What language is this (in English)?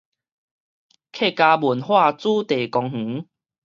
Min Nan Chinese